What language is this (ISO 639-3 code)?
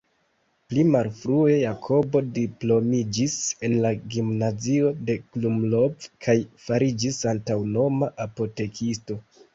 epo